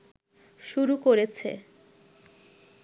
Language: Bangla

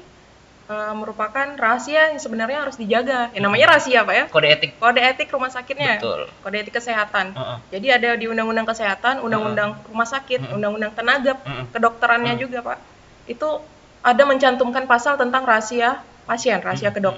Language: Indonesian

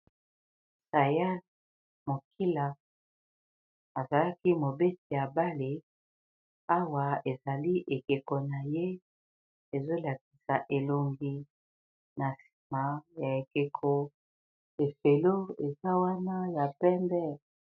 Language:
Lingala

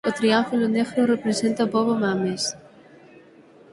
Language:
Galician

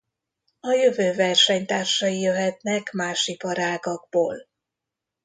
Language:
Hungarian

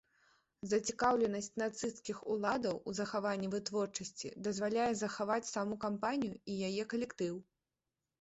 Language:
Belarusian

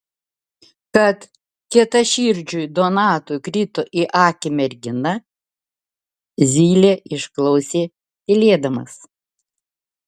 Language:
Lithuanian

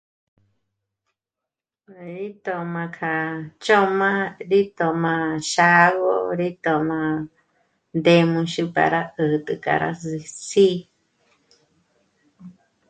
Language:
Michoacán Mazahua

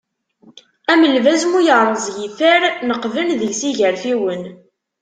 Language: Kabyle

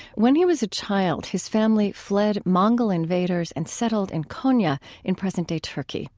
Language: English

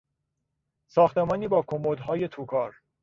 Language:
Persian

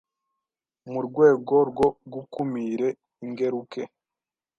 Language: Kinyarwanda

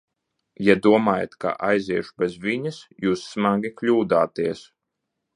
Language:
Latvian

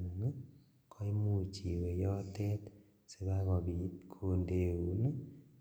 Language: Kalenjin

